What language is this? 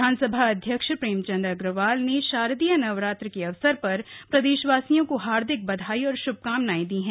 Hindi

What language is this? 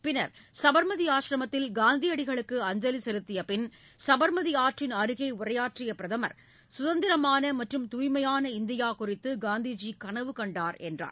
Tamil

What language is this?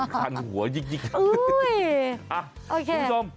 Thai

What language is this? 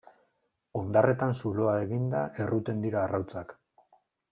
Basque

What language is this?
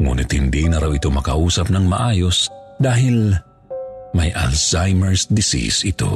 Filipino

